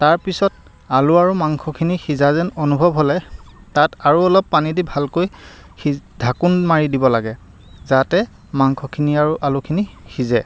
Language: Assamese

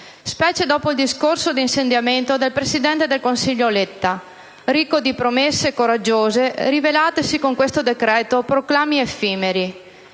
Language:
Italian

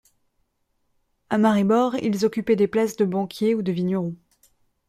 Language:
French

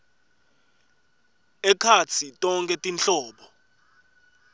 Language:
Swati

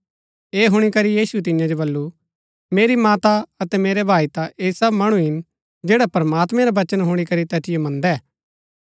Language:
Gaddi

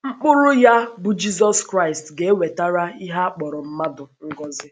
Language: Igbo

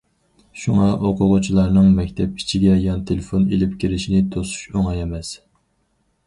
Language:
Uyghur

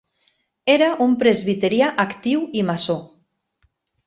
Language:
Catalan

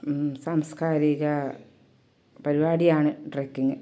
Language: Malayalam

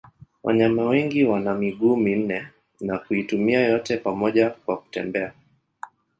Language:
Swahili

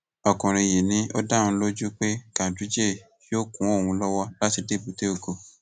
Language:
Yoruba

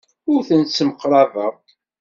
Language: Kabyle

